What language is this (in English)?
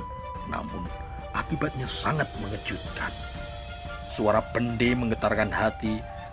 Indonesian